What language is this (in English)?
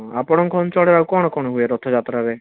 Odia